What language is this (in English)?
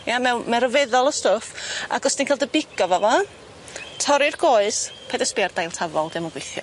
Welsh